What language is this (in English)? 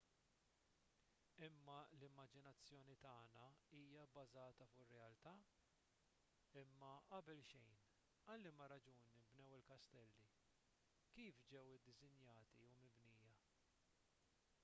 Maltese